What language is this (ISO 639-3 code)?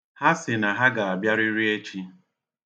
ibo